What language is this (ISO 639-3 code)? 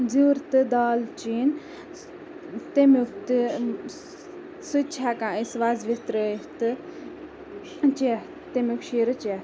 kas